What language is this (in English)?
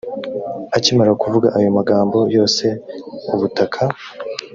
Kinyarwanda